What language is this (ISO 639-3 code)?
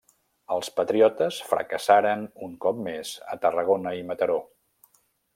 cat